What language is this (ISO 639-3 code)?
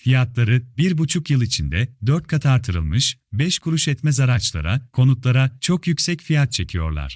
tur